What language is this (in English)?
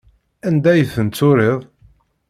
Kabyle